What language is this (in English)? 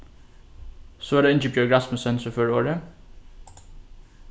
Faroese